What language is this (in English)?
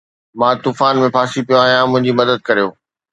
Sindhi